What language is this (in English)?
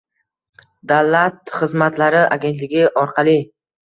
Uzbek